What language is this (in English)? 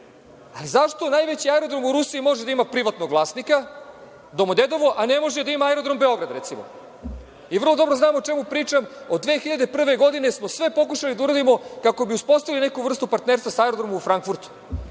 Serbian